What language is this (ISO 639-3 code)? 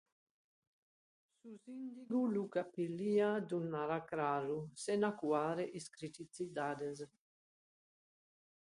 srd